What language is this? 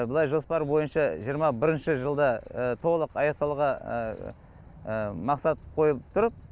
Kazakh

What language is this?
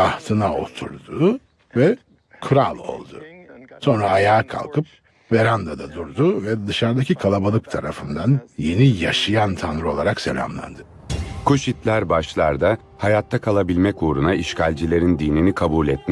Turkish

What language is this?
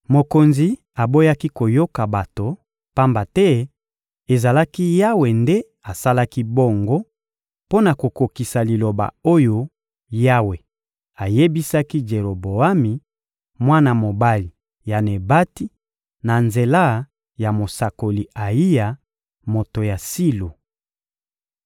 Lingala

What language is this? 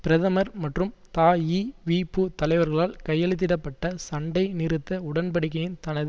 Tamil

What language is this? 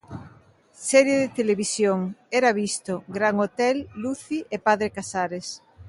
Galician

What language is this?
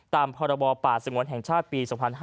Thai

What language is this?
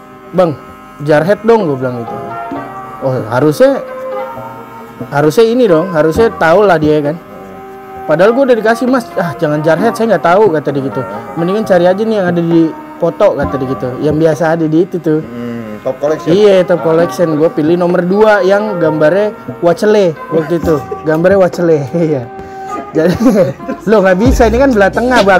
Indonesian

